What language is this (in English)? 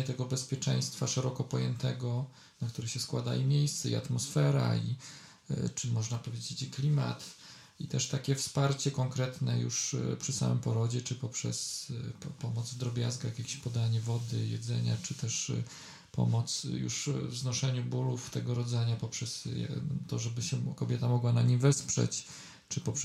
Polish